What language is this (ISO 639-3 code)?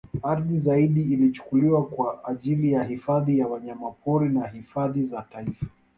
swa